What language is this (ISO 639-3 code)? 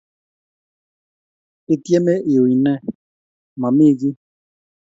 kln